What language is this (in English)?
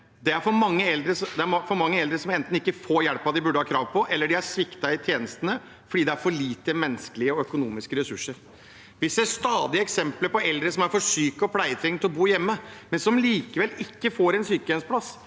Norwegian